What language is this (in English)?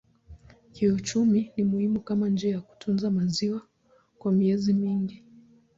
Swahili